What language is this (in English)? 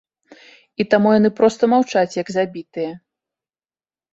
Belarusian